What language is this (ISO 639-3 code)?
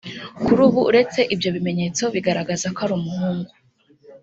kin